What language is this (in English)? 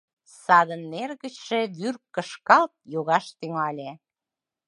Mari